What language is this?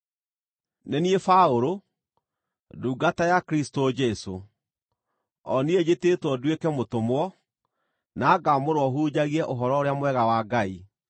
Kikuyu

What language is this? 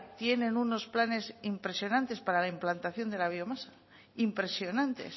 Spanish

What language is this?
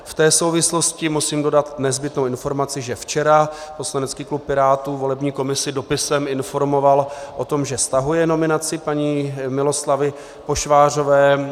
Czech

